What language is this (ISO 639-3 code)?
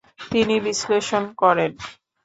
ben